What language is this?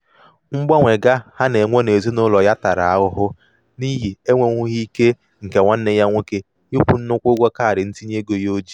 Igbo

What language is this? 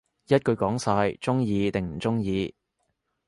Cantonese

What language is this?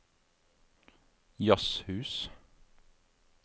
Norwegian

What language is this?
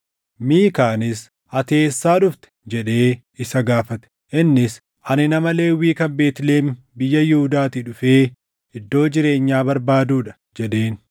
Oromo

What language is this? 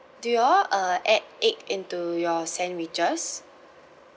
English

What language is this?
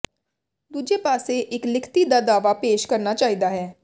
Punjabi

